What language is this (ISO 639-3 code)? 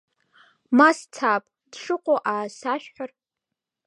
abk